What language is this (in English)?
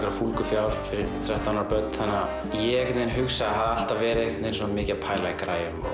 Icelandic